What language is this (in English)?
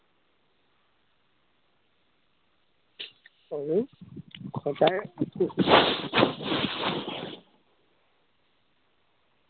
Assamese